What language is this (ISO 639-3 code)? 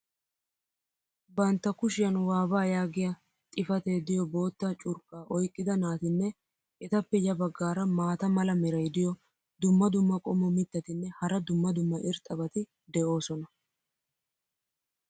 wal